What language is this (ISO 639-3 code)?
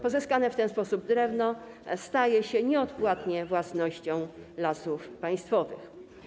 pol